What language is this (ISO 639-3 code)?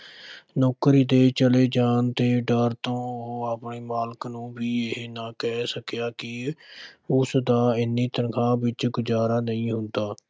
pan